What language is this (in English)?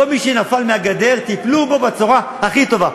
Hebrew